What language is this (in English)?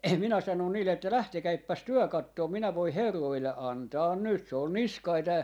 Finnish